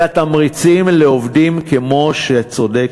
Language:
Hebrew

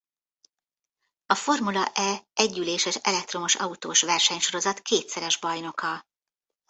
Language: Hungarian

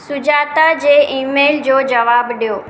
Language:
Sindhi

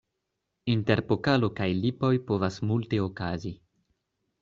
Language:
Esperanto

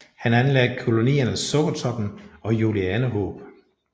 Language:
Danish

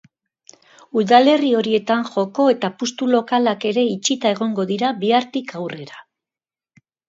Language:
Basque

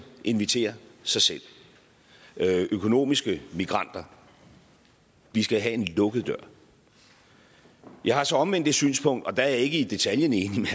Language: Danish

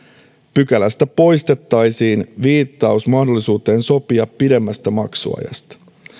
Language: Finnish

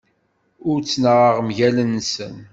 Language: Kabyle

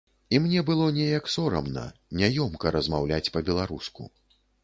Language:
Belarusian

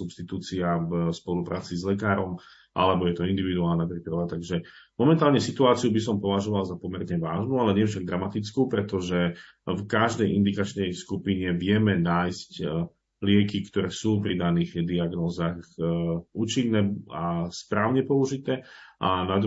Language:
Slovak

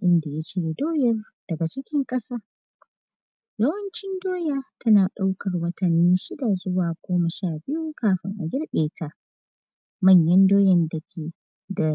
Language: Hausa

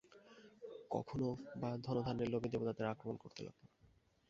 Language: Bangla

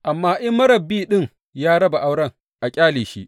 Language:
Hausa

